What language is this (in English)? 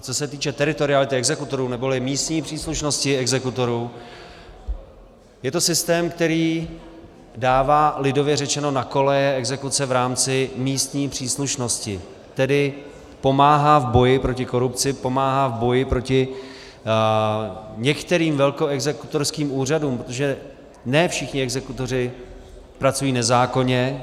Czech